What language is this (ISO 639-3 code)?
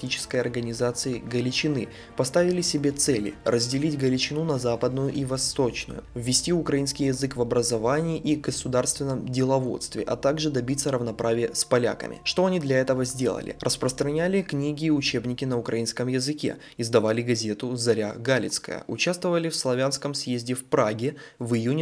rus